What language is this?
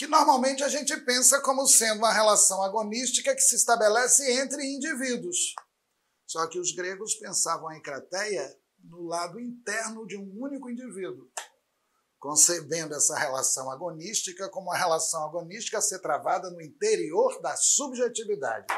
Portuguese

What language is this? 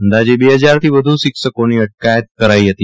Gujarati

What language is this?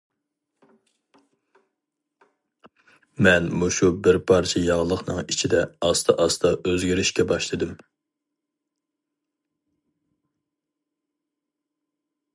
Uyghur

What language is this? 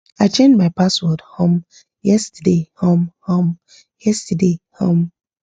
Nigerian Pidgin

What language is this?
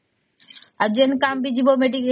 Odia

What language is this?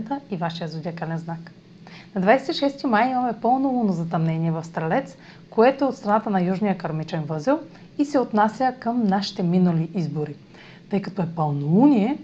Bulgarian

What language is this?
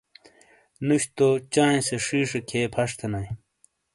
Shina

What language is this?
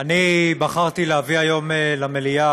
Hebrew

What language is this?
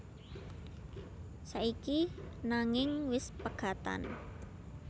Javanese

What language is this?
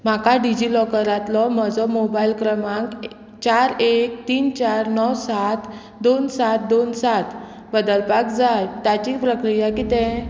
Konkani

